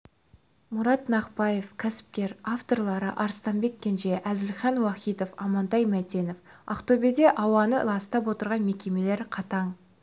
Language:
Kazakh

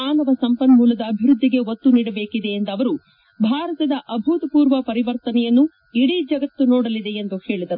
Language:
Kannada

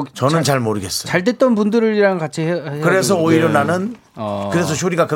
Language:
Korean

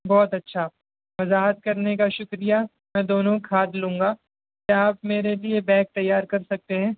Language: Urdu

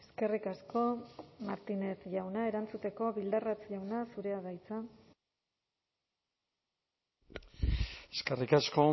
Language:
Basque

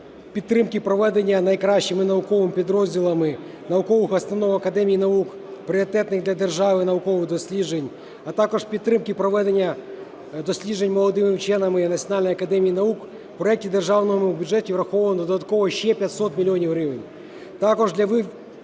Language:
Ukrainian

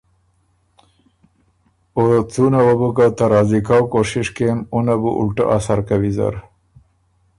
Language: Ormuri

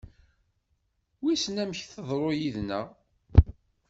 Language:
Kabyle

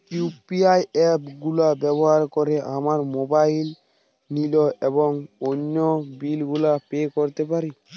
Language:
Bangla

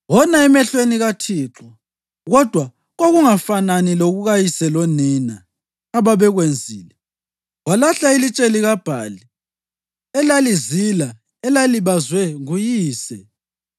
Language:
North Ndebele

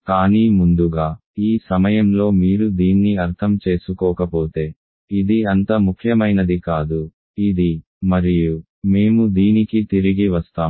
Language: Telugu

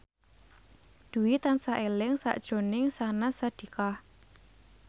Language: Javanese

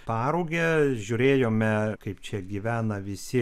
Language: Lithuanian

